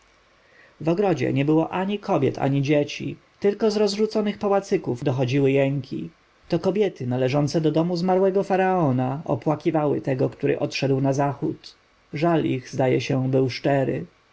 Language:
Polish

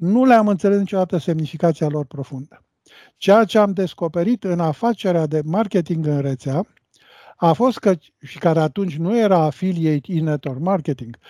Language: Romanian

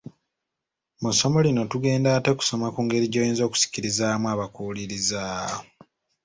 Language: Ganda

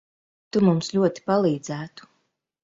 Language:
Latvian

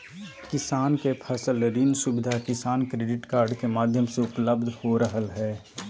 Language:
Magahi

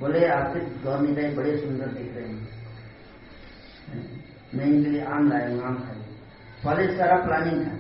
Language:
Hindi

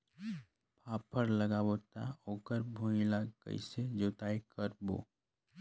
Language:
Chhattisgarhi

